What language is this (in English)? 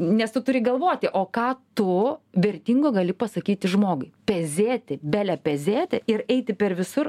Lithuanian